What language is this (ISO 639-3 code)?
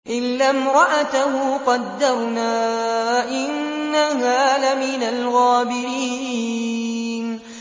ara